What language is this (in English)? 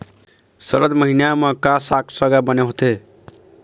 Chhattisgarhi